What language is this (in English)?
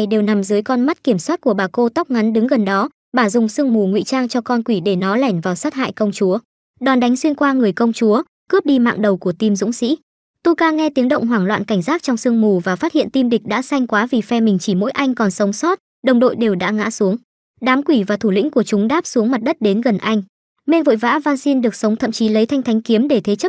Vietnamese